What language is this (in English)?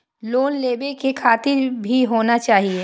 Maithili